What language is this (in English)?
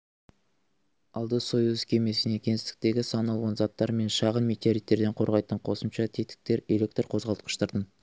Kazakh